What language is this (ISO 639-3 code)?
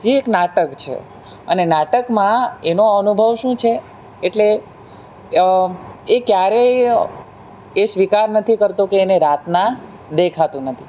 guj